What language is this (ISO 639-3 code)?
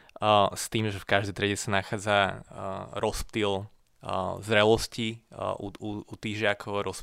slk